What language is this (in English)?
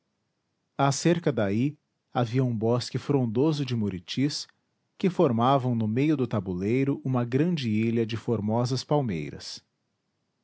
Portuguese